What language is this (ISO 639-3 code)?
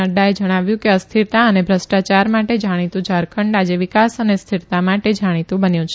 guj